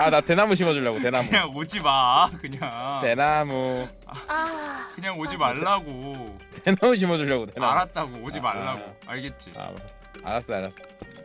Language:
Korean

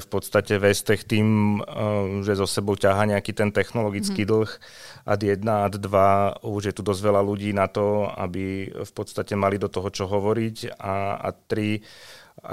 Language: Slovak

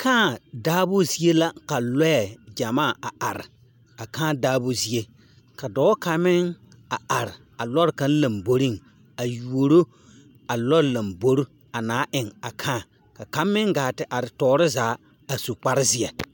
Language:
Southern Dagaare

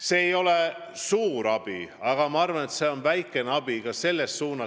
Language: Estonian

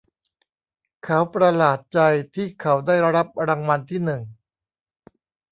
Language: Thai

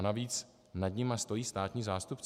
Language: Czech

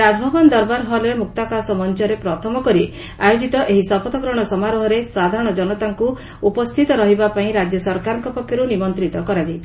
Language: Odia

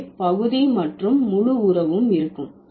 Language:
Tamil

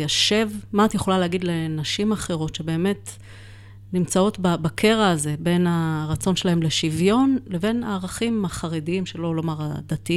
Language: Hebrew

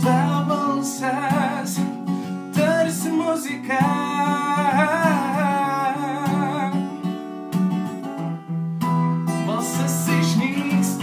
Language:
Latvian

